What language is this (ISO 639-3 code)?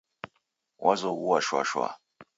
dav